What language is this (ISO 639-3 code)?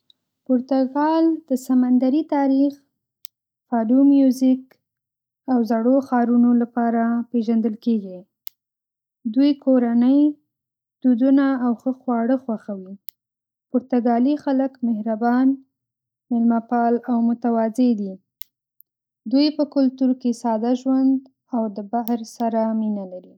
pus